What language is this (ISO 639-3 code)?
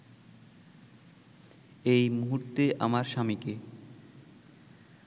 ben